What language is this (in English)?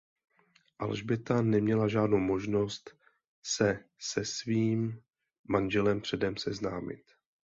Czech